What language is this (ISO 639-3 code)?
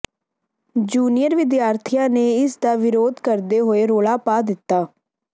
pan